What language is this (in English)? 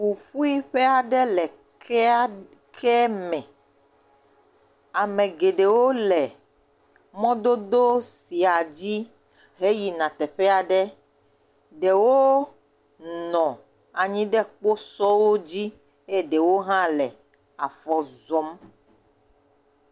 Ewe